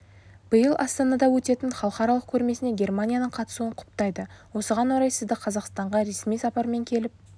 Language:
Kazakh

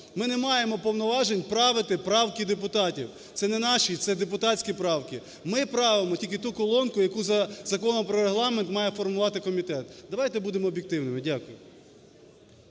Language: Ukrainian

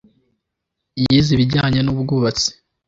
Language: Kinyarwanda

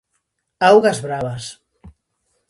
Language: Galician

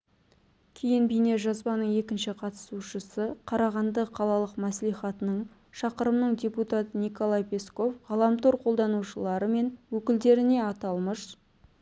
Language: Kazakh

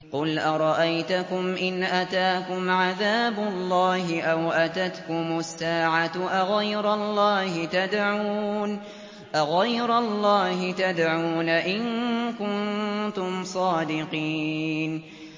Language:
Arabic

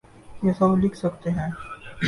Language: Urdu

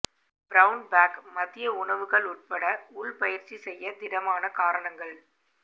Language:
Tamil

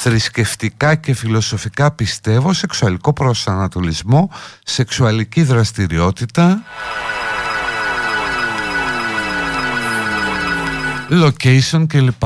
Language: Greek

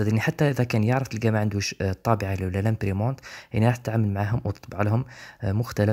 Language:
Arabic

